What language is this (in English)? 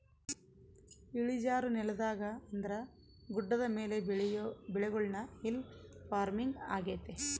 Kannada